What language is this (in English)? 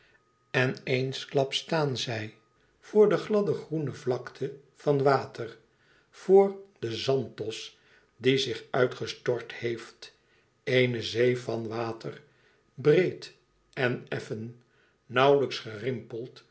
Dutch